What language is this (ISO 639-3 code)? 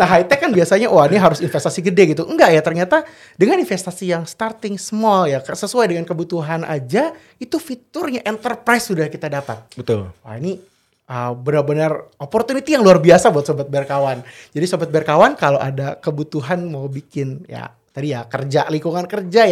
ind